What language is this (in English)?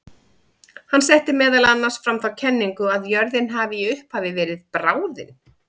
Icelandic